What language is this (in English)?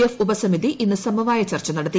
Malayalam